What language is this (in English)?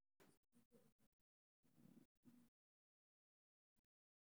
Somali